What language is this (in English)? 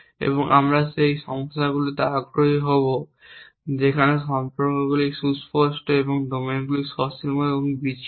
Bangla